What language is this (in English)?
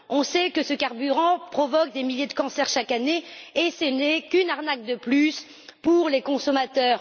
French